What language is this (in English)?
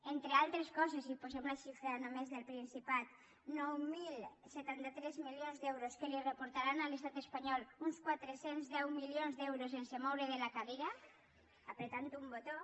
Catalan